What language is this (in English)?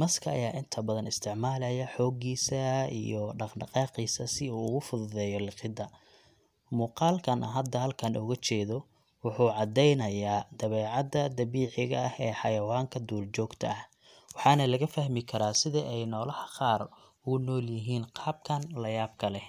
Somali